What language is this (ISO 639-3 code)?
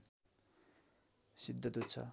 nep